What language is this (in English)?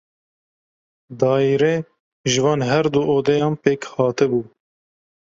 Kurdish